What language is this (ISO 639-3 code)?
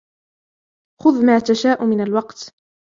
ara